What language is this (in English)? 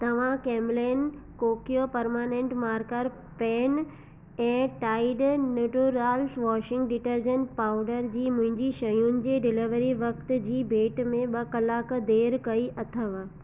Sindhi